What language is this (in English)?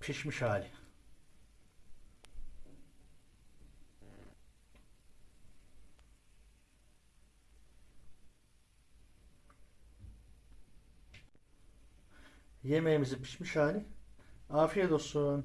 Turkish